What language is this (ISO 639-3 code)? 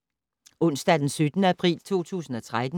dan